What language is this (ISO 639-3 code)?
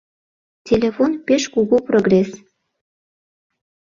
chm